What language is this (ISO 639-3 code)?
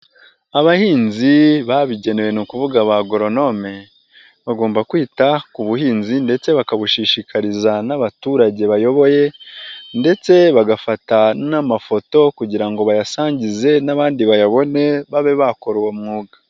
kin